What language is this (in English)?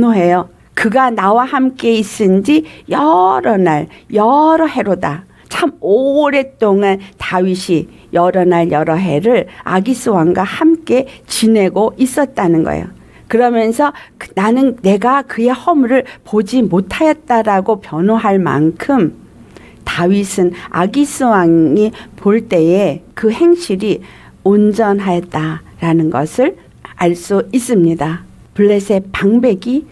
Korean